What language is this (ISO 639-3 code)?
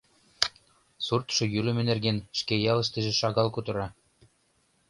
chm